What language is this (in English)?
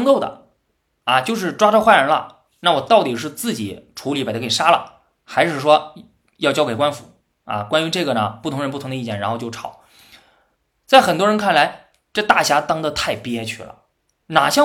Chinese